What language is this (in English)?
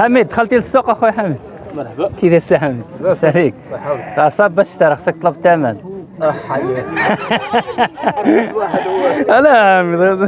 Arabic